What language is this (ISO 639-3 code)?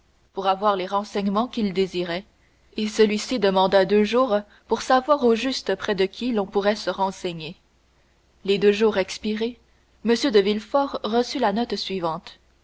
fra